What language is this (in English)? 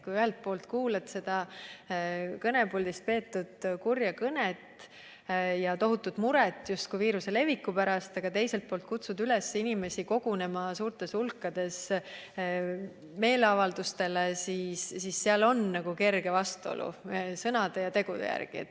Estonian